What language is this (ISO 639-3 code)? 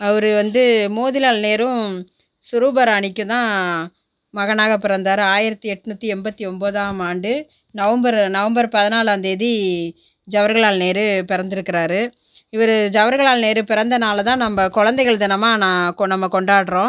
tam